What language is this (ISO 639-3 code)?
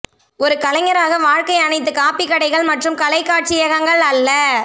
tam